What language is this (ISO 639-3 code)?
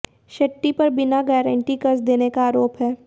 hin